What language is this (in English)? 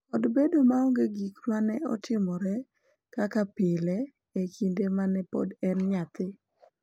Luo (Kenya and Tanzania)